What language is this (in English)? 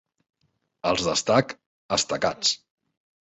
Catalan